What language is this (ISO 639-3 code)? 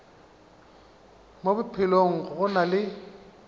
nso